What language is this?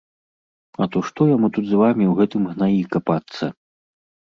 Belarusian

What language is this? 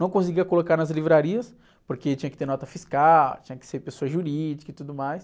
Portuguese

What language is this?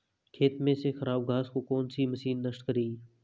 Hindi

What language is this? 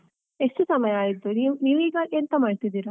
Kannada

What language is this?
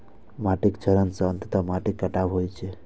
Maithili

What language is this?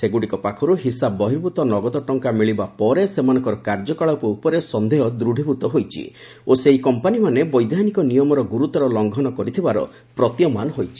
Odia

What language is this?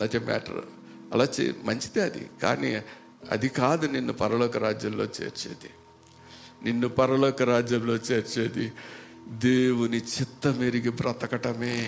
Telugu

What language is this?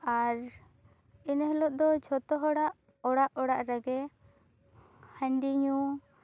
Santali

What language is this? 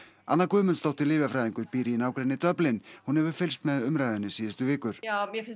Icelandic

